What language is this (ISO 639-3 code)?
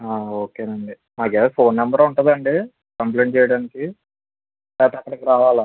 tel